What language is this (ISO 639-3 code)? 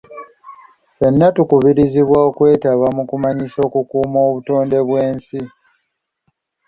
lug